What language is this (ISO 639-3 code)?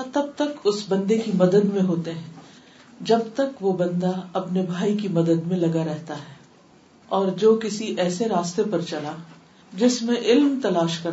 urd